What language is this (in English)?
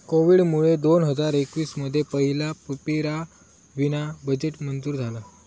Marathi